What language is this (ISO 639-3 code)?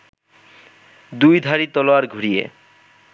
ben